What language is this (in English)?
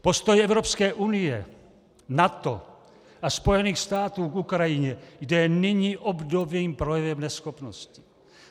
Czech